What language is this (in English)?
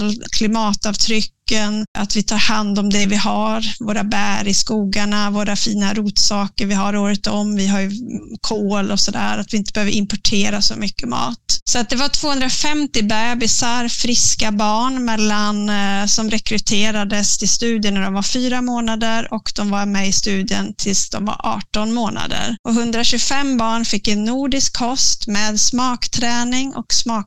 Swedish